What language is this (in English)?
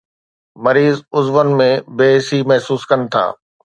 Sindhi